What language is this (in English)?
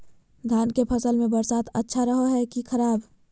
Magahi